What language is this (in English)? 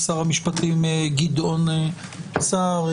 Hebrew